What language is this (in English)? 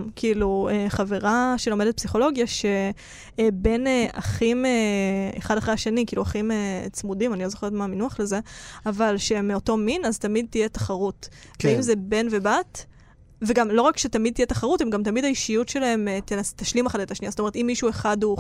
Hebrew